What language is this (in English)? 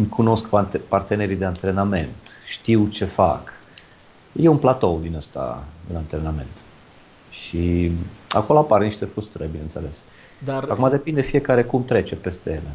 Romanian